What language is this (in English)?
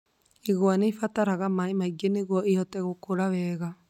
Kikuyu